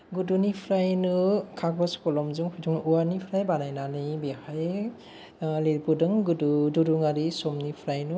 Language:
Bodo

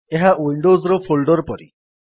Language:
Odia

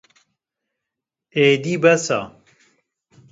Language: Kurdish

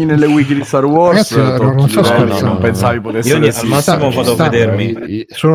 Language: Italian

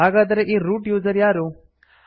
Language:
Kannada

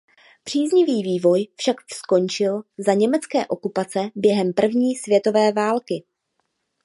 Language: Czech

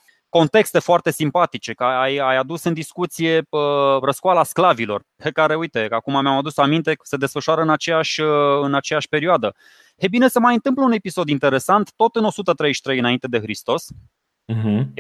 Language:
Romanian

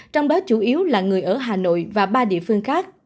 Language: Vietnamese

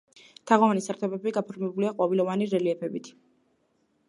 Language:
Georgian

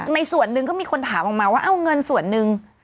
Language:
Thai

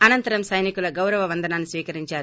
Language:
Telugu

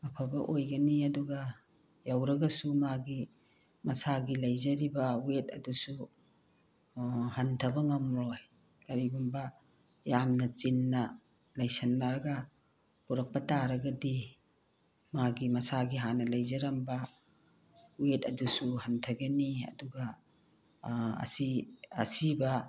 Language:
Manipuri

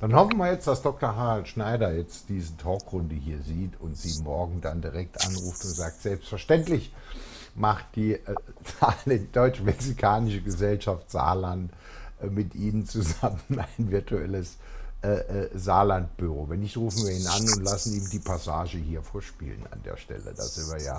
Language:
German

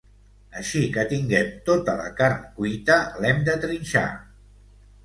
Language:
Catalan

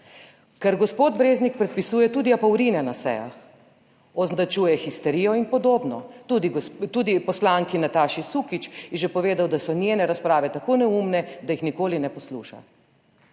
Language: Slovenian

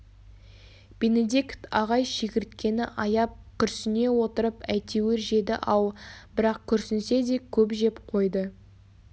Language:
Kazakh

